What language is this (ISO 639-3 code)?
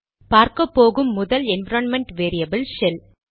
tam